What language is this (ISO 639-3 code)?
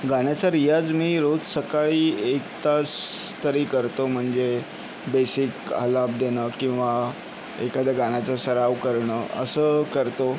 mar